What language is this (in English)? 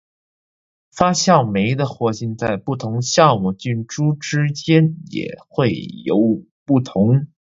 Chinese